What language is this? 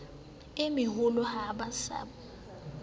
Southern Sotho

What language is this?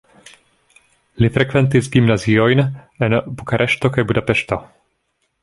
Esperanto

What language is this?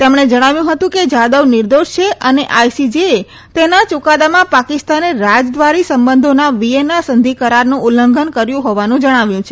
Gujarati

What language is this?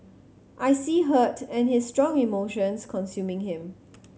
English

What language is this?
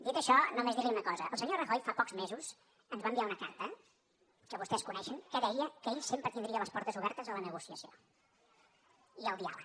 Catalan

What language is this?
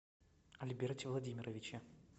Russian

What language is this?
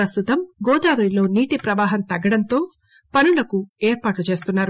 Telugu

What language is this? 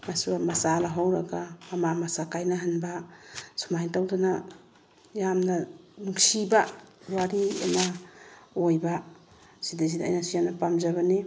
Manipuri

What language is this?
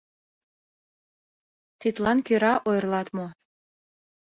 Mari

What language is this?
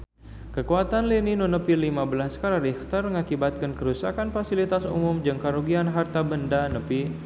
Sundanese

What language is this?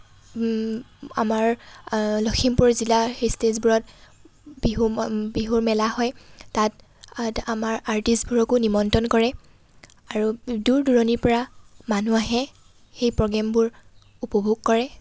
Assamese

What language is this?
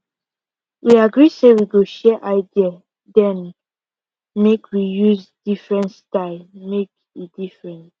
Nigerian Pidgin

